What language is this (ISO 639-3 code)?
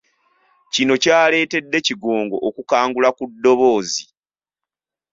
lug